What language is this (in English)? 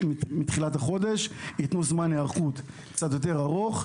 Hebrew